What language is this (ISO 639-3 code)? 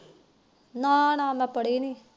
pan